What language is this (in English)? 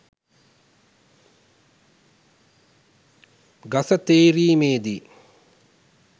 Sinhala